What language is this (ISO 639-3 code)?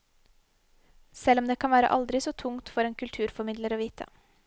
nor